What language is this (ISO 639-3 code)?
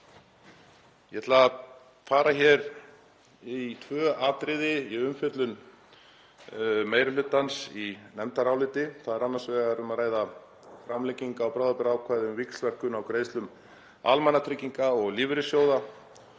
isl